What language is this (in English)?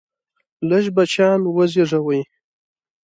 Pashto